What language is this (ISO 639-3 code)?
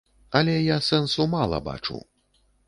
bel